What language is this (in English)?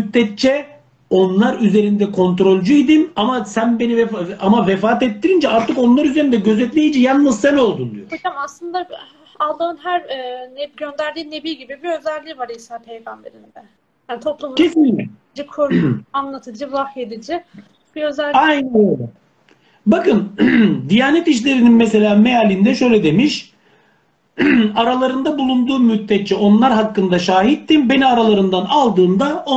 Turkish